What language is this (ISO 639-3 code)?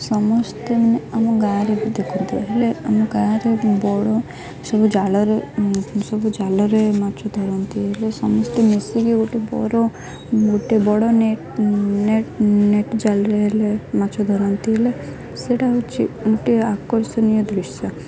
ori